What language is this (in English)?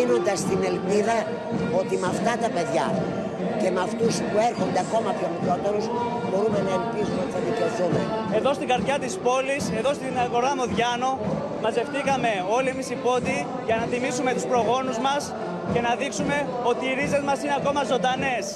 Greek